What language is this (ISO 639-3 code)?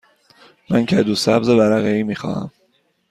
fas